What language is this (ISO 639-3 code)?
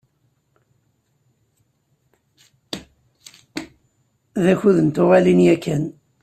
kab